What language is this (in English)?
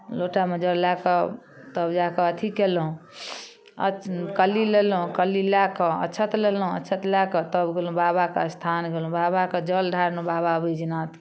Maithili